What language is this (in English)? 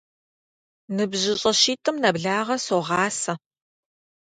Kabardian